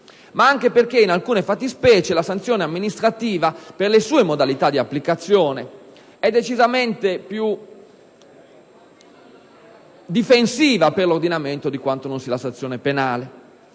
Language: Italian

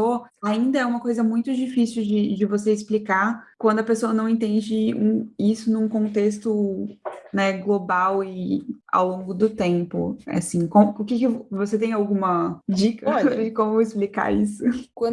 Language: Portuguese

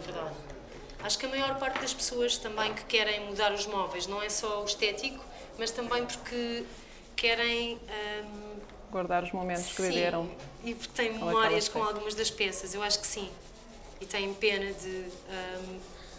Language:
Portuguese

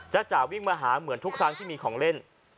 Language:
Thai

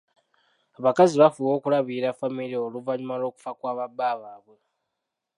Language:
Ganda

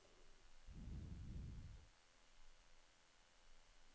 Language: Norwegian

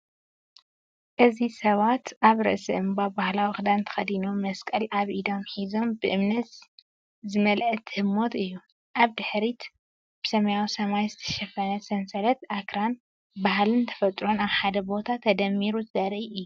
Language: Tigrinya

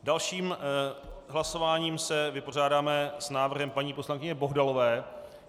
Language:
Czech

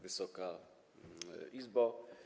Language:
Polish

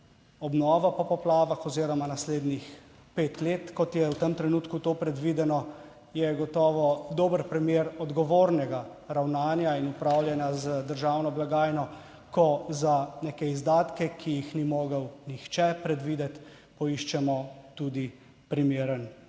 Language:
Slovenian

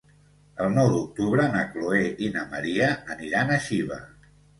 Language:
Catalan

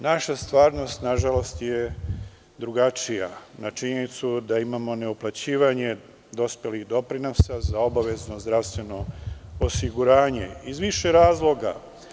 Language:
Serbian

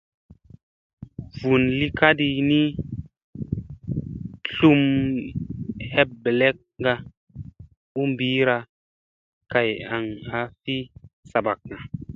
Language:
Musey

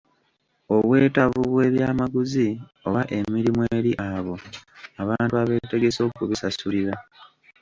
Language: Ganda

